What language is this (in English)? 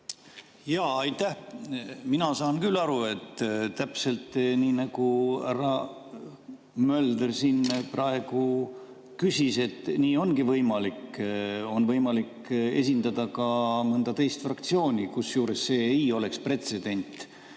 Estonian